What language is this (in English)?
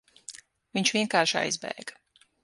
Latvian